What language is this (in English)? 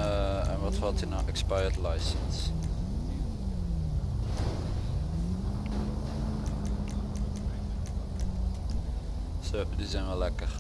Dutch